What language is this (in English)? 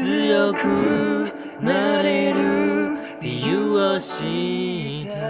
Japanese